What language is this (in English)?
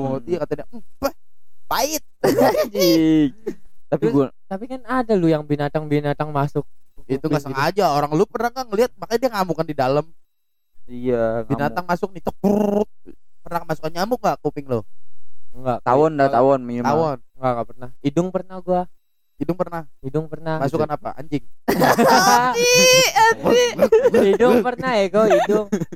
Indonesian